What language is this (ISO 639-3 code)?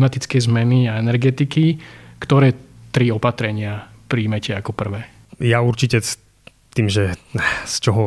slk